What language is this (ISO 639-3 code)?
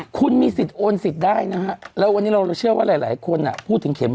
tha